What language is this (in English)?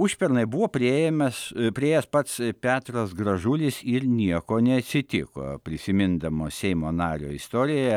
Lithuanian